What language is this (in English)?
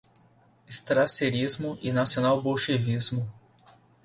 Portuguese